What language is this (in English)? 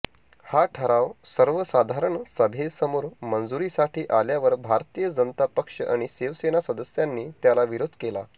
Marathi